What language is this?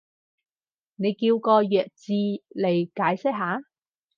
Cantonese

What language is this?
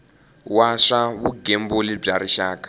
Tsonga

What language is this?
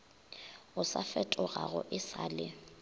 Northern Sotho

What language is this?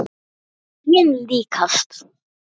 Icelandic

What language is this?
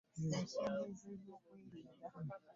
Ganda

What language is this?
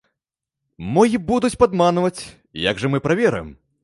Belarusian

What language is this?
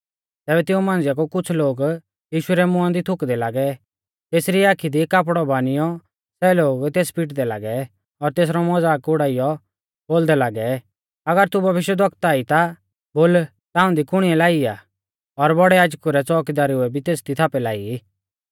Mahasu Pahari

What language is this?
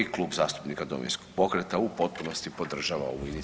Croatian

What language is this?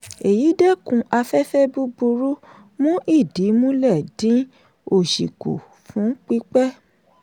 Yoruba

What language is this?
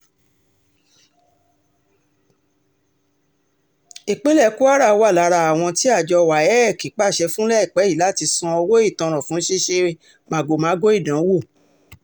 Yoruba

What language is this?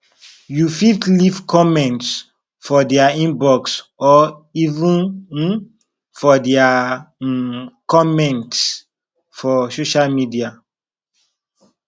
Nigerian Pidgin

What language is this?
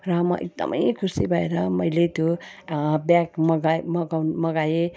Nepali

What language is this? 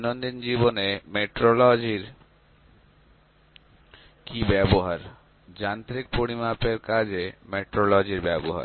Bangla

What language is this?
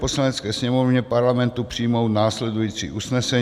Czech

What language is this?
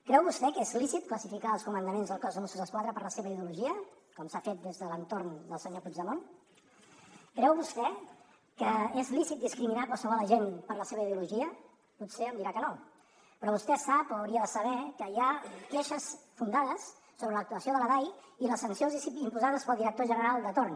Catalan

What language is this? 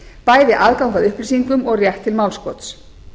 Icelandic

